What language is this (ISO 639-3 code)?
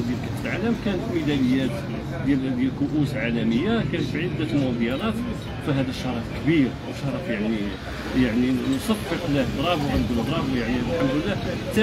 ara